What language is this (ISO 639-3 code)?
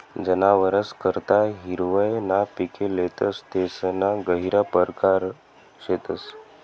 mar